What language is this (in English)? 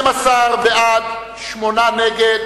Hebrew